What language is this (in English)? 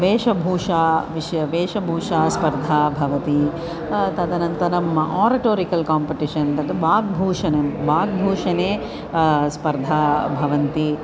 Sanskrit